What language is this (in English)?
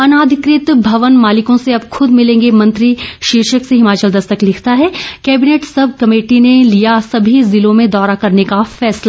Hindi